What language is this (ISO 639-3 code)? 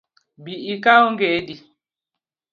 luo